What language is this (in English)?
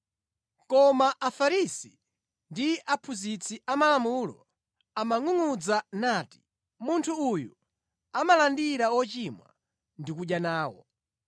Nyanja